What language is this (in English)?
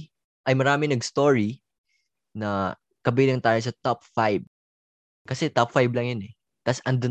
Filipino